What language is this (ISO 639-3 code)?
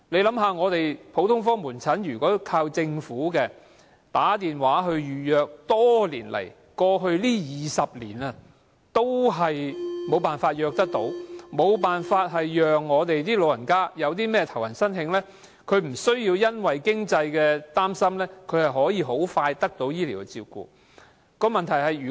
yue